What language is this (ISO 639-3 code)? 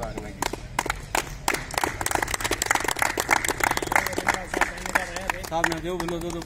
spa